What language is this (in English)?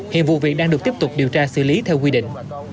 Vietnamese